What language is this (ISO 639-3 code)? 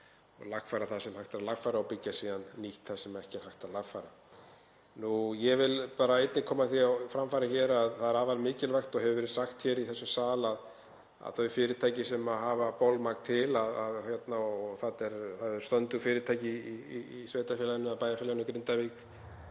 isl